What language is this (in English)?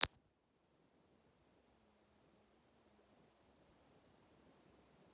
Russian